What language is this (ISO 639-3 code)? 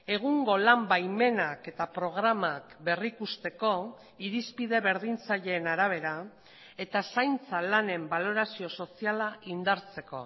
eus